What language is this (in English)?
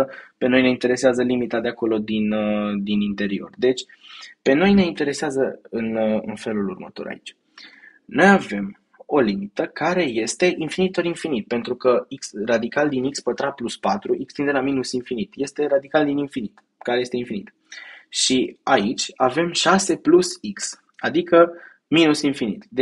Romanian